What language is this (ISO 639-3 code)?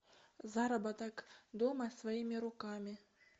rus